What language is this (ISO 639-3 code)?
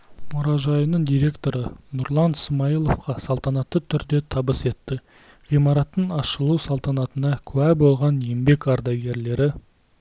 kaz